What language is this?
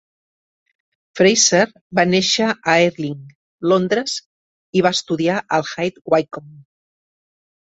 Catalan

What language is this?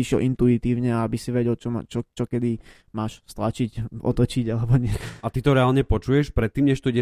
Slovak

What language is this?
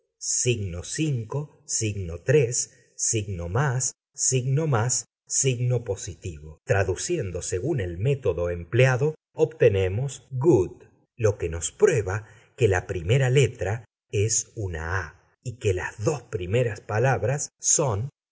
Spanish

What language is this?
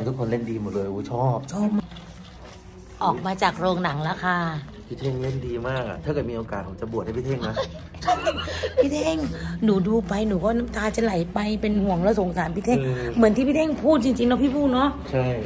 Thai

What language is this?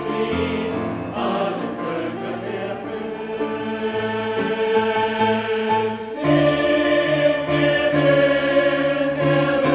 Portuguese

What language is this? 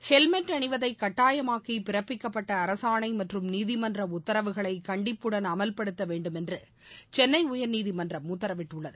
Tamil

